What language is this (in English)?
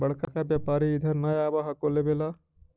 Magahi